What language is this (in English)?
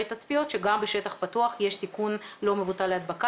Hebrew